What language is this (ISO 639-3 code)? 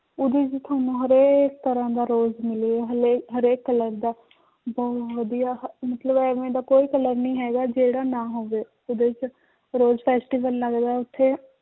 pan